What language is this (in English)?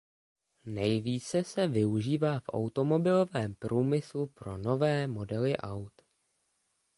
Czech